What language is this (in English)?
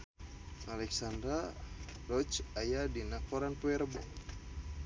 Sundanese